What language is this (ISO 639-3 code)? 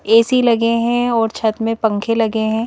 hin